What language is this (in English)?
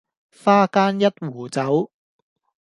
Cantonese